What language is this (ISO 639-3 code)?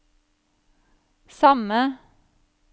nor